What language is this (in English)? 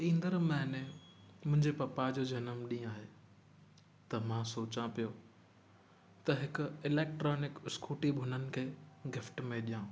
Sindhi